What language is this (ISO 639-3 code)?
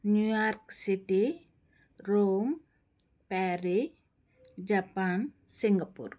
tel